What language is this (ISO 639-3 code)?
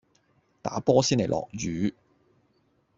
yue